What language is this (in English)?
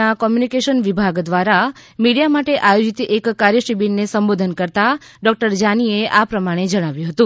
Gujarati